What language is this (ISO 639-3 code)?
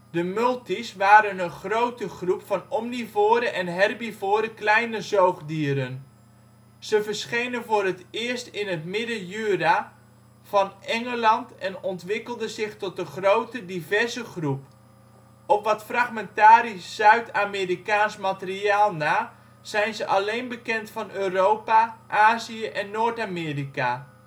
nld